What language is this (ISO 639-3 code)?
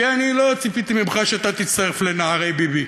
heb